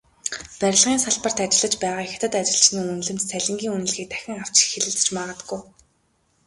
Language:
Mongolian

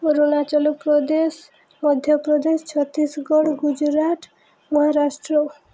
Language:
Odia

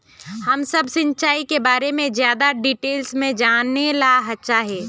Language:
Magahi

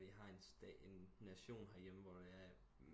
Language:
Danish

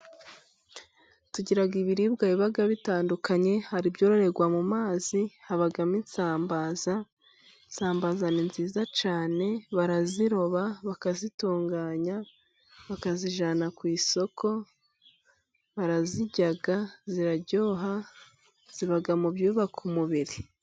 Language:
Kinyarwanda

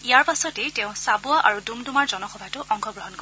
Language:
Assamese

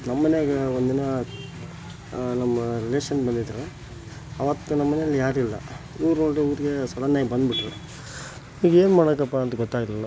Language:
Kannada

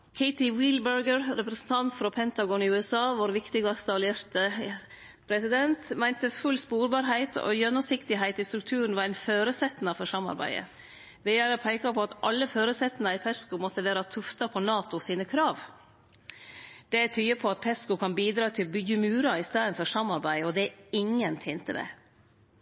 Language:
Norwegian Nynorsk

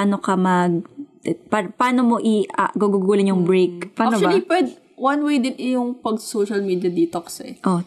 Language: Filipino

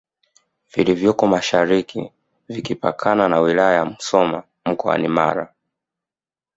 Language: Swahili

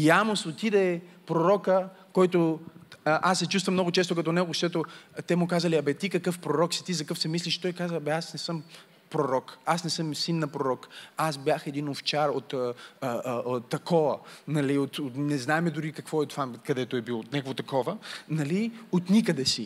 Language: Bulgarian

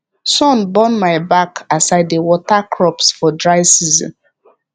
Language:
Nigerian Pidgin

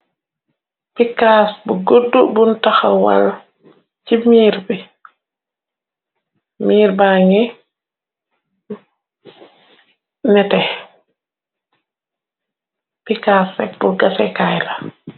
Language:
Wolof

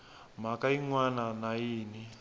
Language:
Tsonga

